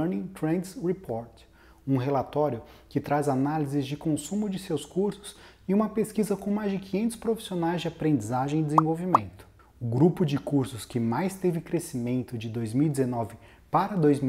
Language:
Portuguese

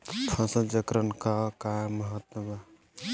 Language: Bhojpuri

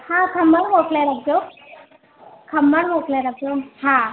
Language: Sindhi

